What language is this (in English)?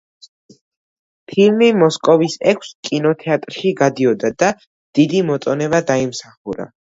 Georgian